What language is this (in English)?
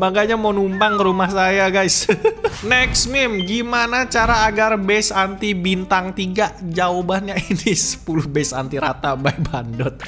Indonesian